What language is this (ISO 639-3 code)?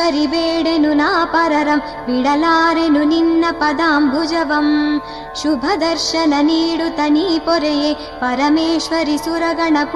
kan